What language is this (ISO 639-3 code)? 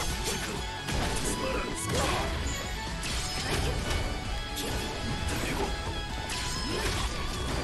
fra